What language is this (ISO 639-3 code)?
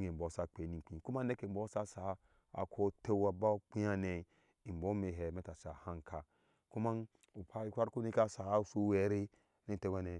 ahs